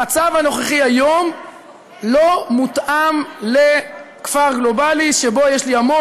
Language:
Hebrew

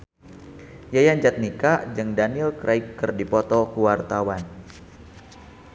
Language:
Sundanese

